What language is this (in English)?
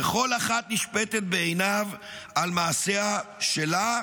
Hebrew